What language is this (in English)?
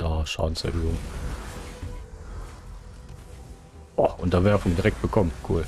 German